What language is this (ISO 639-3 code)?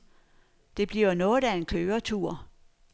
dan